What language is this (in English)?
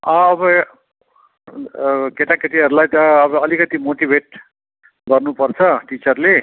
Nepali